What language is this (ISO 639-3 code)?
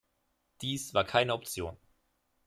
deu